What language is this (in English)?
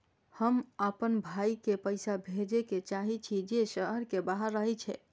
Maithili